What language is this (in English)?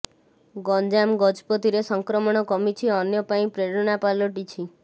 Odia